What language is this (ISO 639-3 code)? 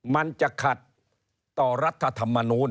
tha